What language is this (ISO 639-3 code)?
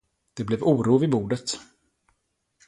swe